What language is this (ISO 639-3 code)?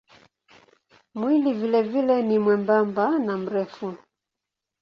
swa